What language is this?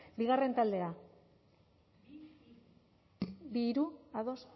Basque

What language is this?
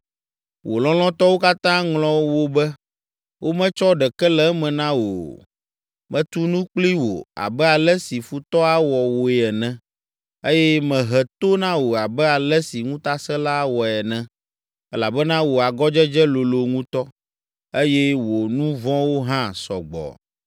Ewe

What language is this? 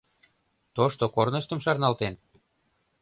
Mari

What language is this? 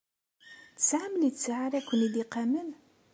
Kabyle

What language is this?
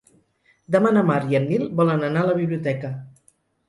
Catalan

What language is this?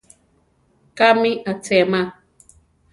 Central Tarahumara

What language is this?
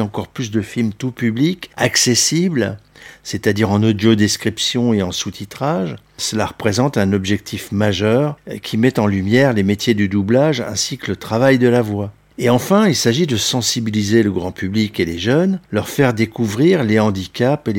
French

